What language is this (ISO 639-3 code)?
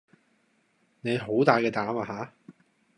yue